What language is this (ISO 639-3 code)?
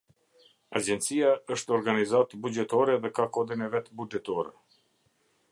sqi